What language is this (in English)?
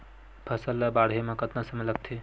Chhattisgarhi